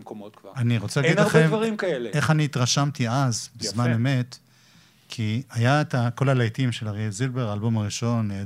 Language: Hebrew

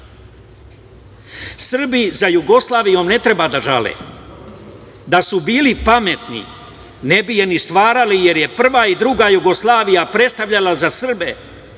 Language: Serbian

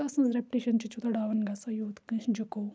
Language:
Kashmiri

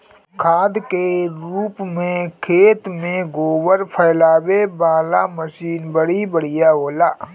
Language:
Bhojpuri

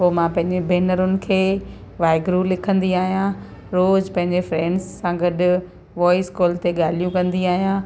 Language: Sindhi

